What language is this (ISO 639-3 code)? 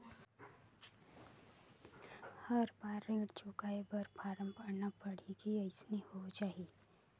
hne